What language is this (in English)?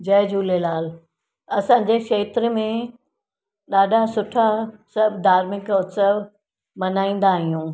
Sindhi